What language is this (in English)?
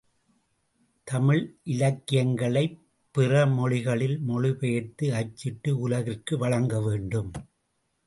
Tamil